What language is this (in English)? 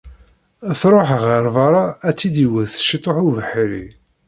Kabyle